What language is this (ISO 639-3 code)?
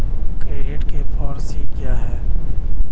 hin